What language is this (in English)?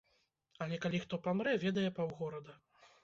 Belarusian